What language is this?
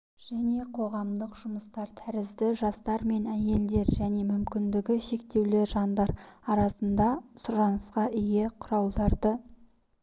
Kazakh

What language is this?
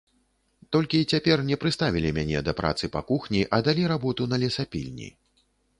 Belarusian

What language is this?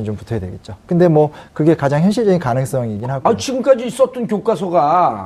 Korean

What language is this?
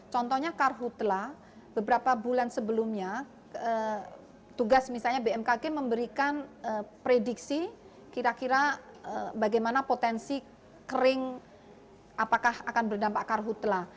Indonesian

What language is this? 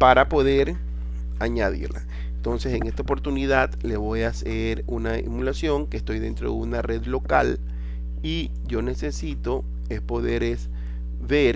Spanish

